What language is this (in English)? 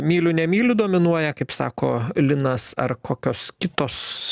Lithuanian